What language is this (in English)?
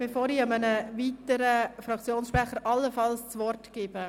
Swiss German